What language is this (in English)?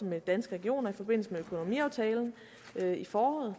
Danish